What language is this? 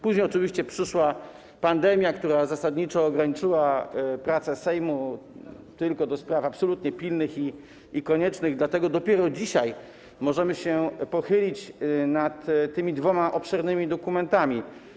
Polish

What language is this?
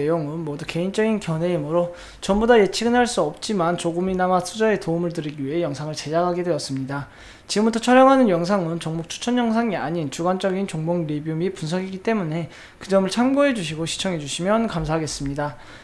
Korean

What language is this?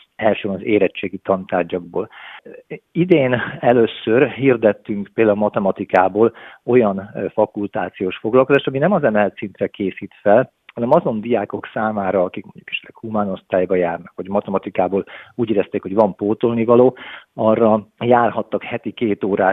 Hungarian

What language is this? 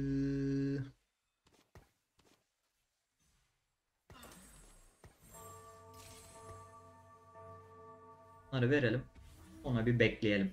Turkish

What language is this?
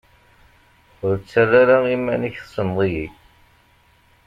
Kabyle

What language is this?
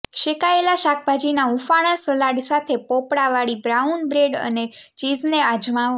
Gujarati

